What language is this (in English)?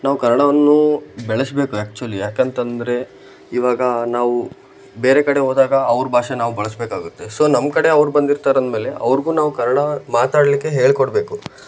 Kannada